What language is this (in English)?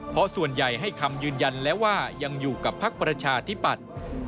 Thai